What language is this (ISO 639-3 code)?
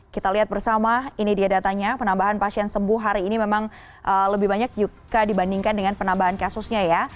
ind